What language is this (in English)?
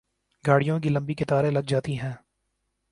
Urdu